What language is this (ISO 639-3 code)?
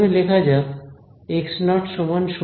ben